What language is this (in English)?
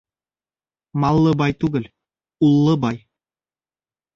Bashkir